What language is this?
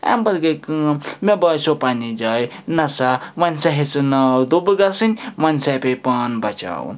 Kashmiri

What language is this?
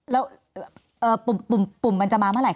Thai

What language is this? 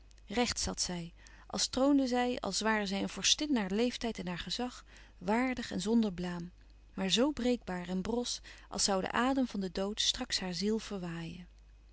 Dutch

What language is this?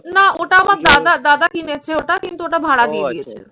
Bangla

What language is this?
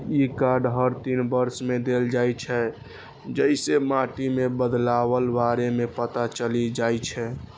Maithili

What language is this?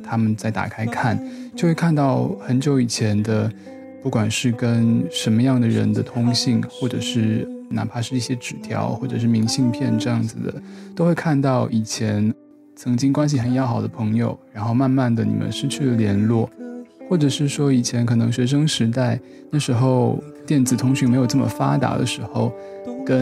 Chinese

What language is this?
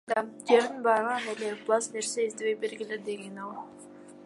Kyrgyz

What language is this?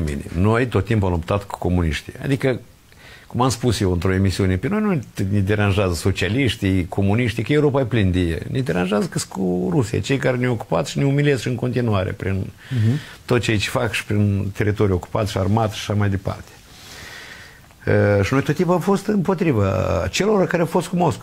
Romanian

